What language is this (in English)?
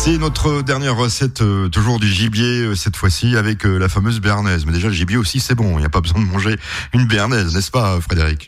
French